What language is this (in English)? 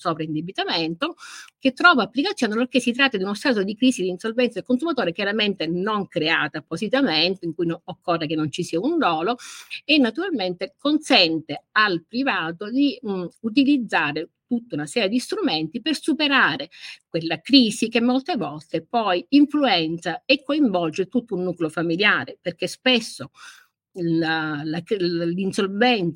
Italian